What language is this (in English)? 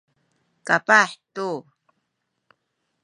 Sakizaya